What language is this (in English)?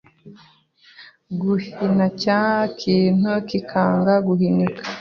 Kinyarwanda